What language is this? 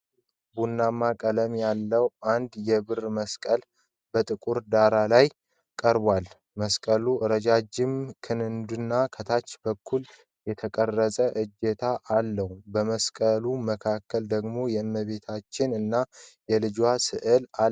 Amharic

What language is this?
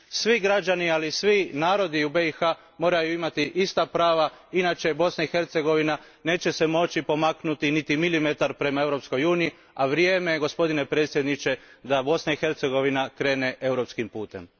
Croatian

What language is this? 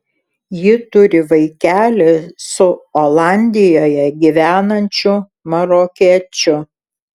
Lithuanian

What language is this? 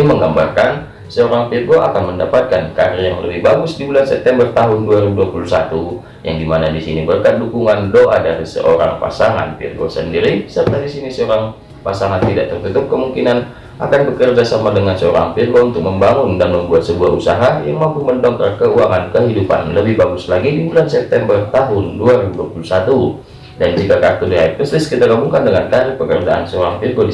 Indonesian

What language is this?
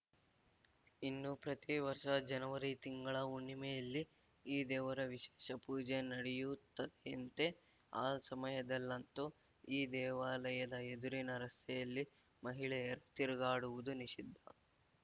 Kannada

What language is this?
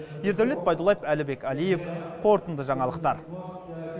Kazakh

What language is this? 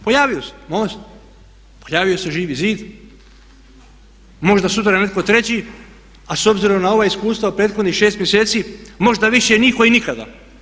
Croatian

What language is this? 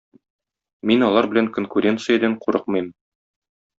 Tatar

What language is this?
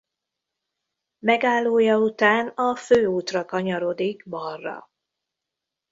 Hungarian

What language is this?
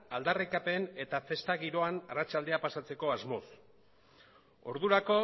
Basque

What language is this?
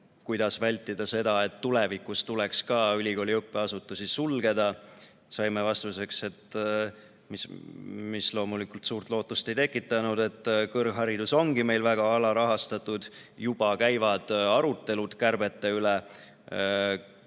Estonian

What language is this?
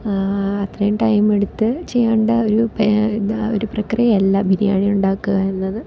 Malayalam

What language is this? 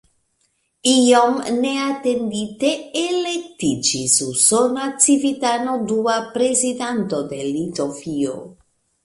Esperanto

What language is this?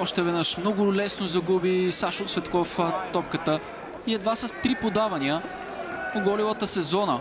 Bulgarian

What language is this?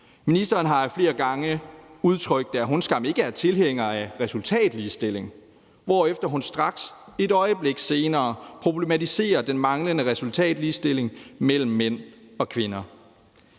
Danish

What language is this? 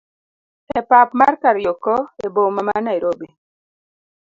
Luo (Kenya and Tanzania)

